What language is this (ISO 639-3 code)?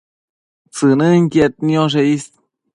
mcf